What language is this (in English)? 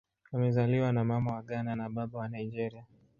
Swahili